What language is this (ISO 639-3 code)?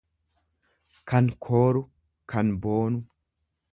orm